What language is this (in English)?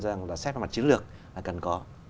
Vietnamese